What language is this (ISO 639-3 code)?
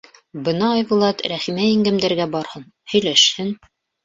bak